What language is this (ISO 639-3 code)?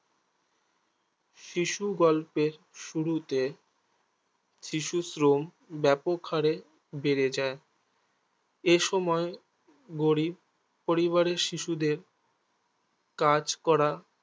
ben